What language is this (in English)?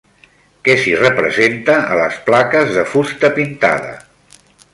Catalan